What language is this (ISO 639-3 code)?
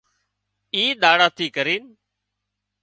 kxp